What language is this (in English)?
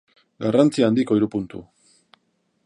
Basque